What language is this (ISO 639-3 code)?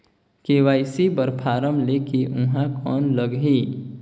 hne